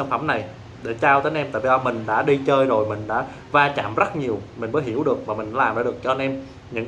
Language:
Vietnamese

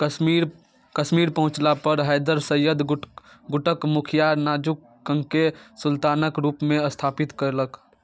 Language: Maithili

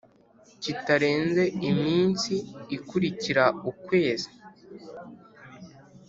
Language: Kinyarwanda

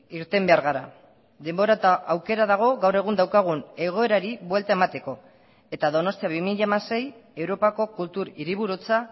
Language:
Basque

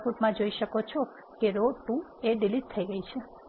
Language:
Gujarati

